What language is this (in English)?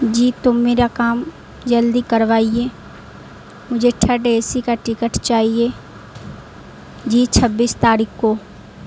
Urdu